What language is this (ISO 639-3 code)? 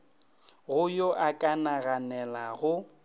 nso